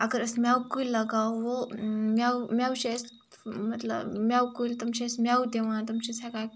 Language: Kashmiri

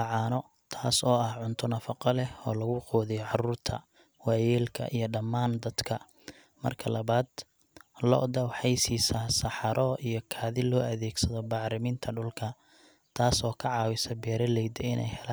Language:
Somali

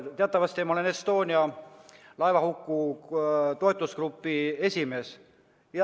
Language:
Estonian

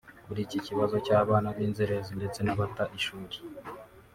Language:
Kinyarwanda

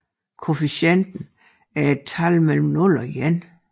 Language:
Danish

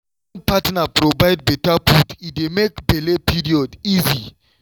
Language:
Nigerian Pidgin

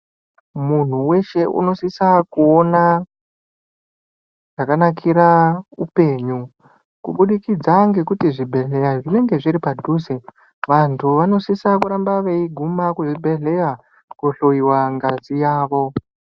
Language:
Ndau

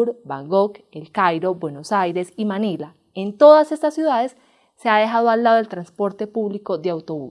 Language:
Spanish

